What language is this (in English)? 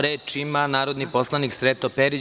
Serbian